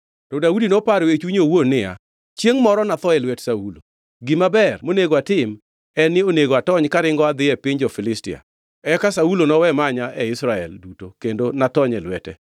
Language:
Luo (Kenya and Tanzania)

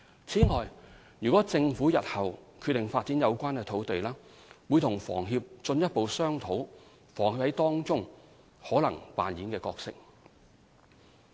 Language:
Cantonese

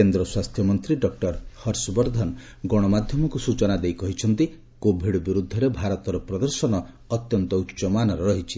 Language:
Odia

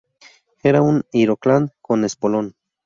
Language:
Spanish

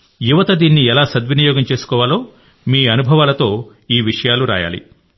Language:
Telugu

